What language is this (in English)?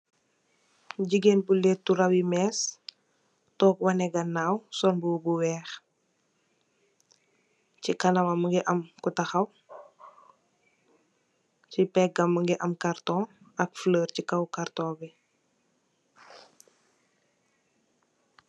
Wolof